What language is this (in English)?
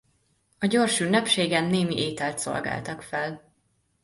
Hungarian